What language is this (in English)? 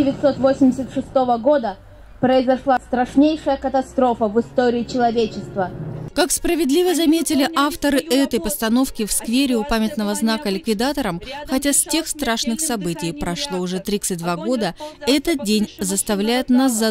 Russian